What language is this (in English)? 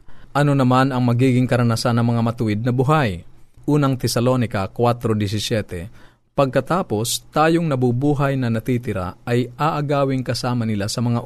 Filipino